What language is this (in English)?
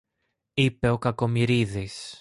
Greek